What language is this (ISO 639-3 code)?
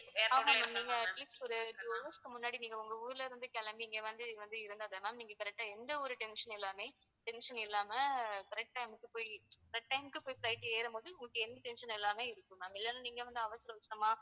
tam